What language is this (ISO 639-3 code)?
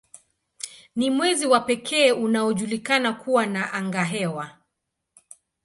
swa